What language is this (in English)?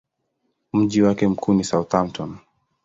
Swahili